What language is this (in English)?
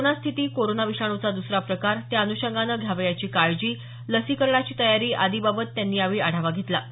Marathi